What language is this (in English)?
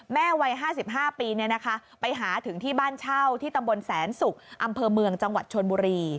Thai